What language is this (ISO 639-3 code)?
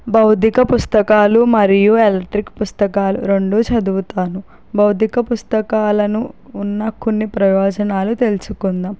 tel